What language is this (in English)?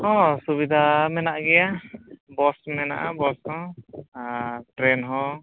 Santali